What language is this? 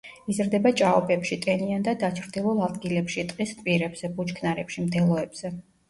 Georgian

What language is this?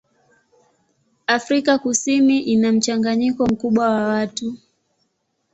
Swahili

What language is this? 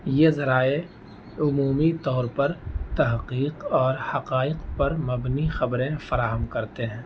Urdu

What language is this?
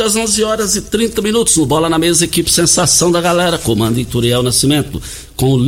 Portuguese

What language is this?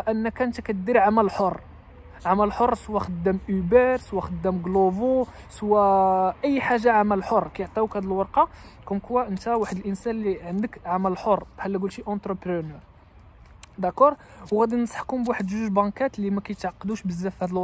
Arabic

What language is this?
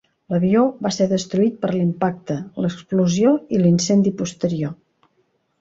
Catalan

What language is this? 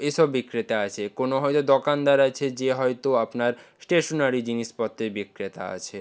Bangla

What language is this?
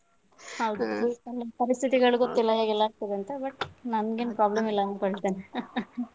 Kannada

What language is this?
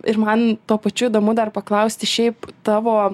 Lithuanian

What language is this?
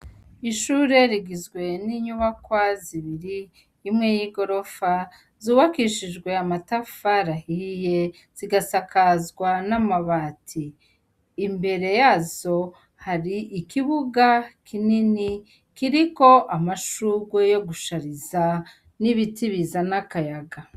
Rundi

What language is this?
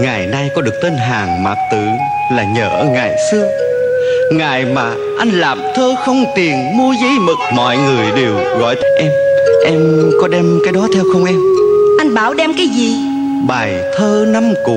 Vietnamese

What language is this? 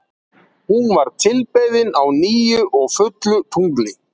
Icelandic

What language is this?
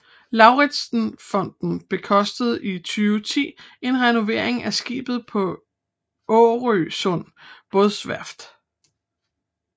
Danish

